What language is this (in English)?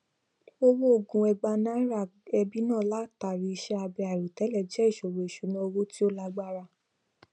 Yoruba